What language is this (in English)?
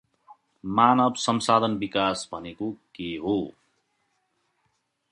Nepali